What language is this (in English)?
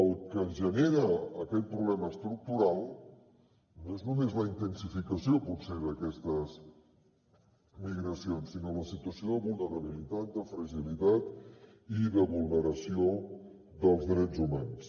Catalan